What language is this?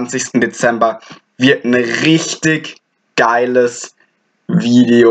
German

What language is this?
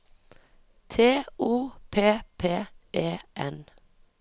Norwegian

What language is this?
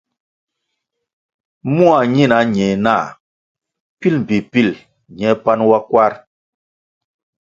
Kwasio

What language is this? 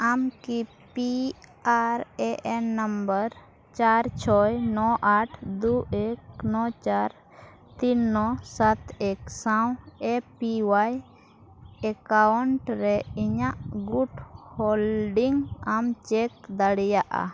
Santali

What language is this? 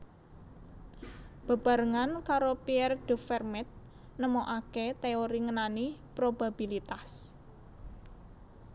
Javanese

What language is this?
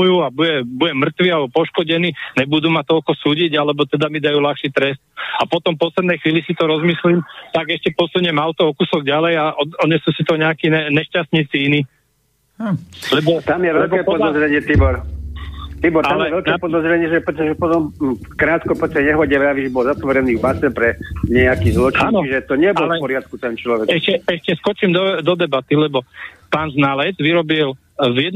Slovak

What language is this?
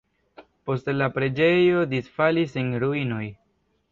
Esperanto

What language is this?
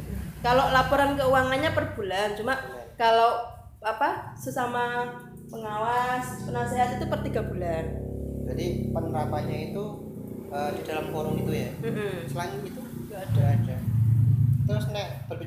Indonesian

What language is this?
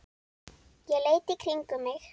Icelandic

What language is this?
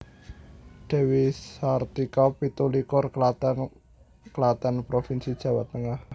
Javanese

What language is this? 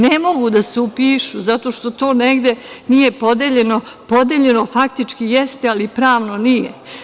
Serbian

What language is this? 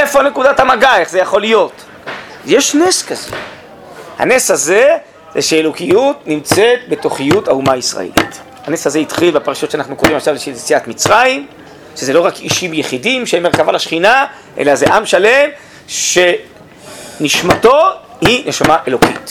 Hebrew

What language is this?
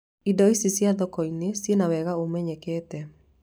Kikuyu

